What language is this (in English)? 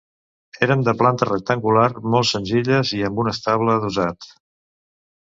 Catalan